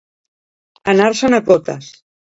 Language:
Catalan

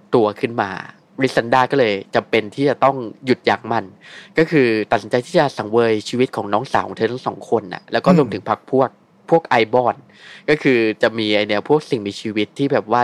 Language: Thai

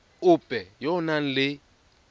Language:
Tswana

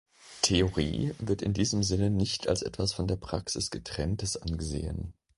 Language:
German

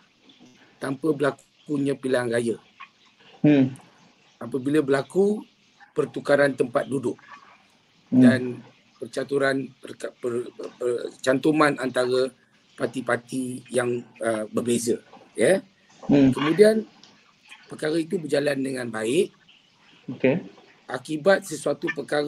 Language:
Malay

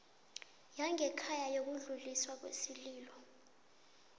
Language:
South Ndebele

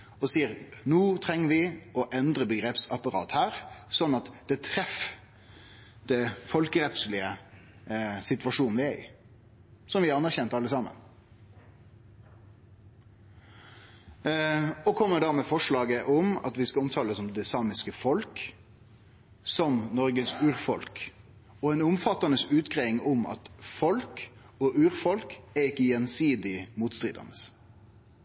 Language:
Norwegian Nynorsk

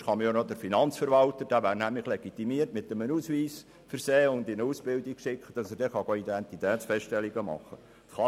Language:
Swiss German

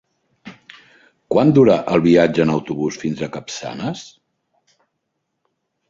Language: Catalan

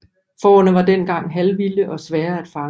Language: Danish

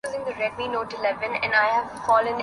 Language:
Urdu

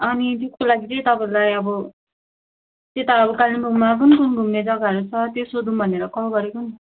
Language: Nepali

